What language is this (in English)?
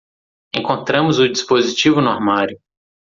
Portuguese